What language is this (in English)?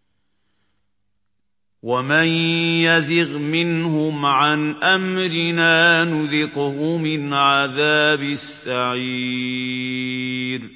Arabic